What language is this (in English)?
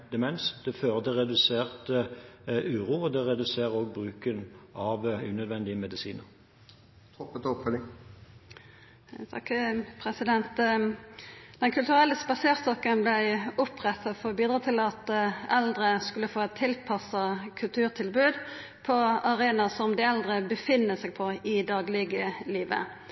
Norwegian